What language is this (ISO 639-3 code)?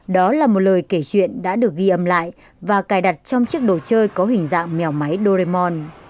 vie